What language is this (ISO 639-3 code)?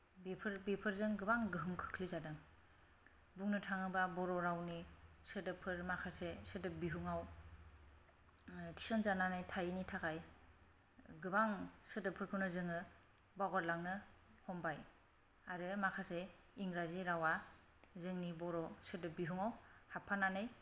brx